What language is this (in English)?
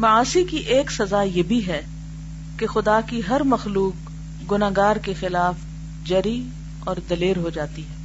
Urdu